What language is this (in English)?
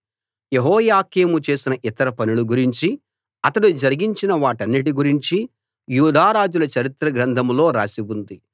Telugu